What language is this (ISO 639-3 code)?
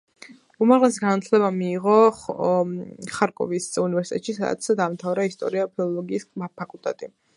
kat